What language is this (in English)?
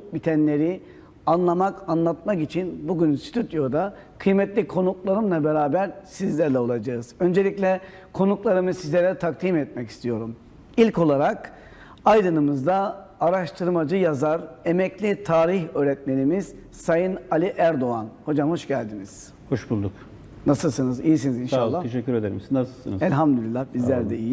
Turkish